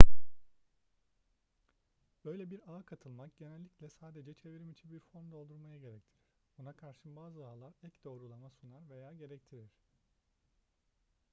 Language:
Turkish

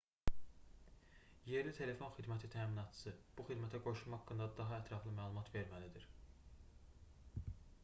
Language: Azerbaijani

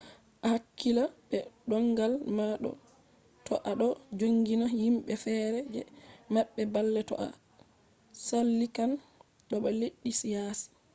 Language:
Fula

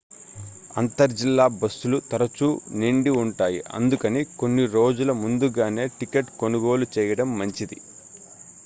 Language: Telugu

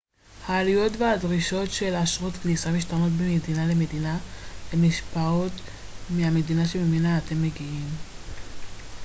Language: Hebrew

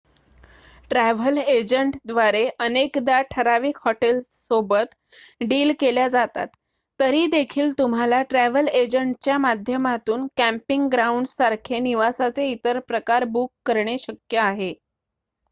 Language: Marathi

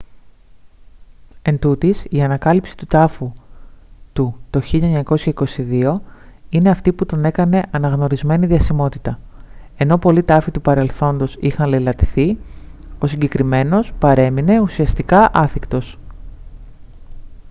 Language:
Greek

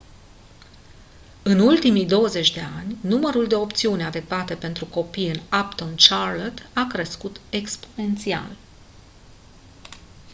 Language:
Romanian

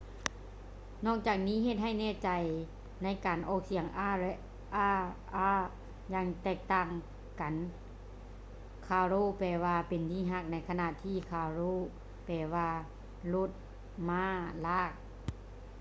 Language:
Lao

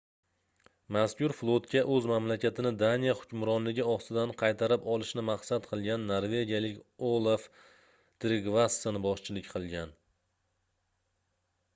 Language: Uzbek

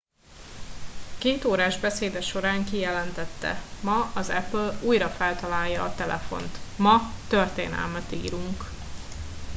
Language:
Hungarian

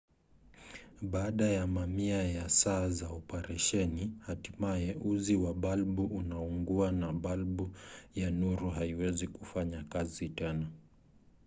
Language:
Swahili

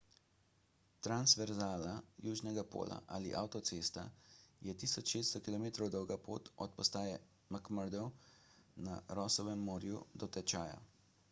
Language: Slovenian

